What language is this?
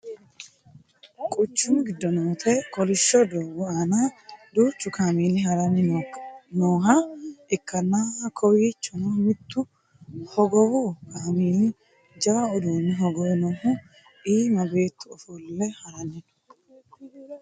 Sidamo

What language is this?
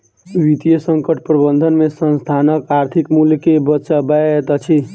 Maithili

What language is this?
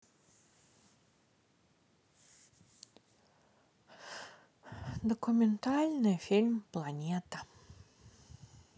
Russian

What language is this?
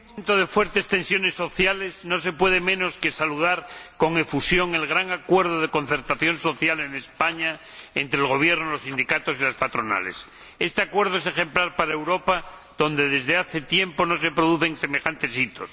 Spanish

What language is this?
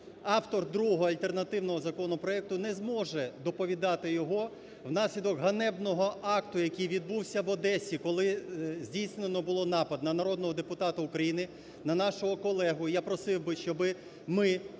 Ukrainian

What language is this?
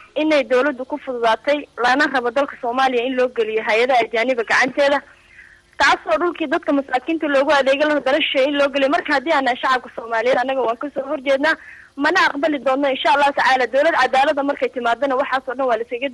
Arabic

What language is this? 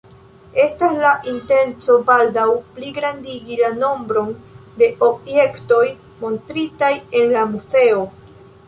Esperanto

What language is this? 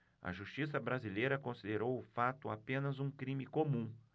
Portuguese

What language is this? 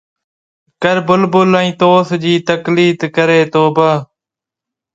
Sindhi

